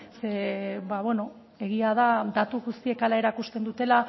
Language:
Basque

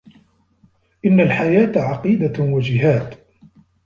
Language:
Arabic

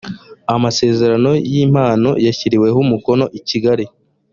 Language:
Kinyarwanda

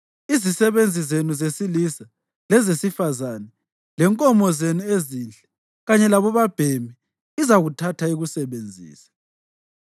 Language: North Ndebele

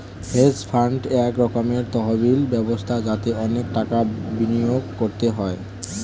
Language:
Bangla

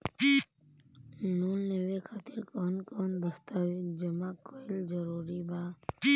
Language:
Bhojpuri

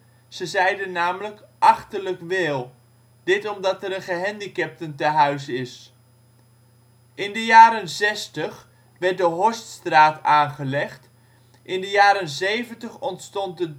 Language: Dutch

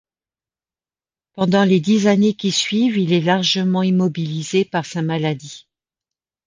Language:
French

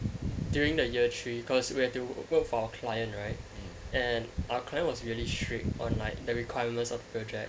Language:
English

